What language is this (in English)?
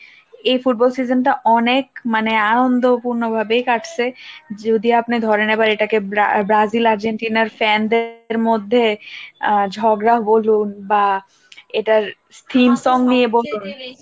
Bangla